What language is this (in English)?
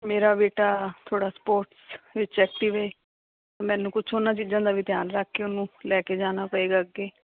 Punjabi